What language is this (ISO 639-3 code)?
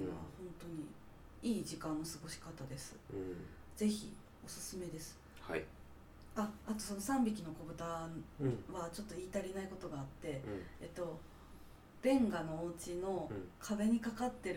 jpn